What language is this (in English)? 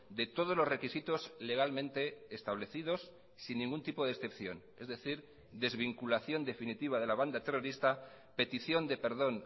Spanish